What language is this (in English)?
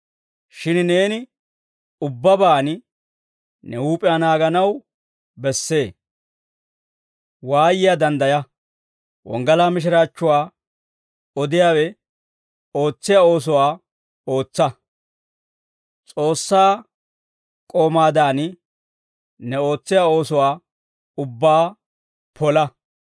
Dawro